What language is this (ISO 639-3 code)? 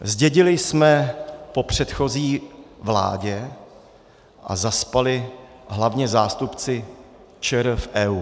ces